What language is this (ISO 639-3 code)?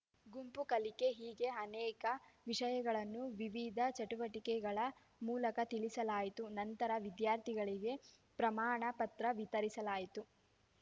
kan